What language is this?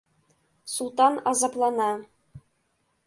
Mari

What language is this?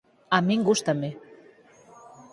Galician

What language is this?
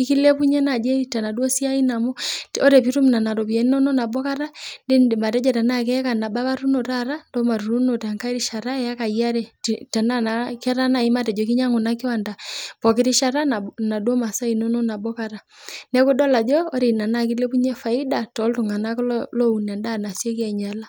Masai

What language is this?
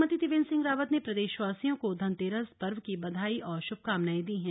Hindi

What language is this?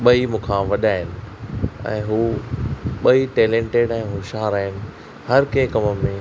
Sindhi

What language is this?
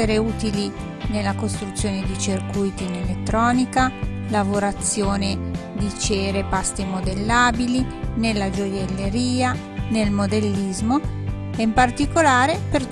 Italian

